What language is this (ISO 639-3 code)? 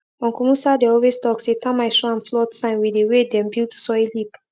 pcm